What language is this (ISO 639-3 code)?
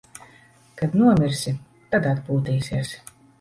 lav